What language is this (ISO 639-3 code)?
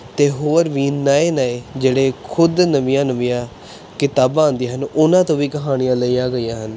pan